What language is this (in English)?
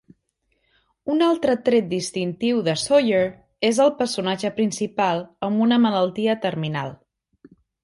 Catalan